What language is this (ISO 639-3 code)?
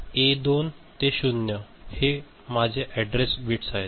mar